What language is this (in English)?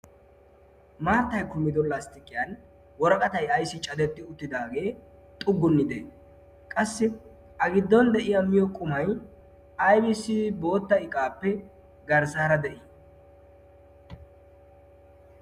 Wolaytta